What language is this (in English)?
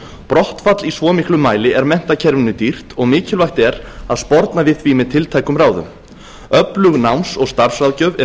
Icelandic